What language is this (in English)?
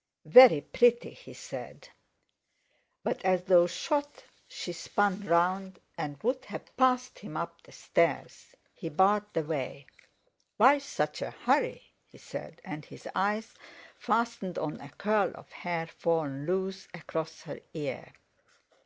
English